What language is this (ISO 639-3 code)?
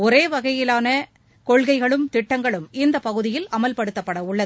tam